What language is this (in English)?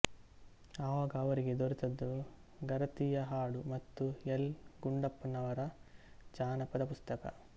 Kannada